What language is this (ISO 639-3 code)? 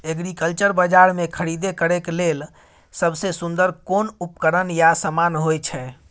mai